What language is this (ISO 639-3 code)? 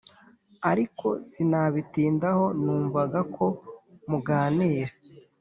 kin